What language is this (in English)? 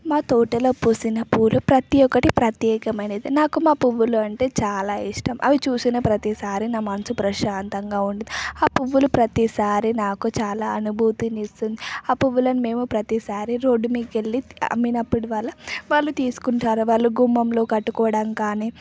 Telugu